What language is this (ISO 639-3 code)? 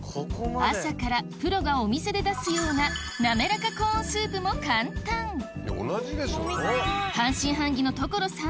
jpn